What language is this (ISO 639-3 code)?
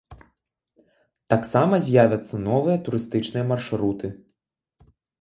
bel